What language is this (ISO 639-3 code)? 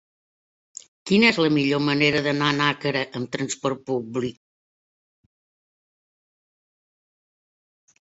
cat